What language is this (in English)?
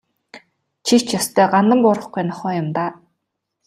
Mongolian